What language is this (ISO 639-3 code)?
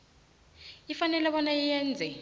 nbl